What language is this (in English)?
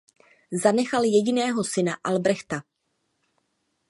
Czech